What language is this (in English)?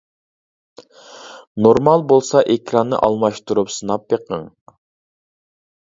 Uyghur